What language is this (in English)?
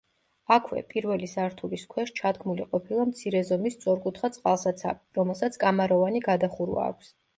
Georgian